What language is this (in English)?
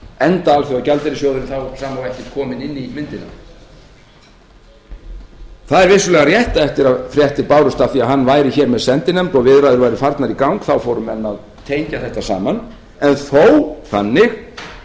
Icelandic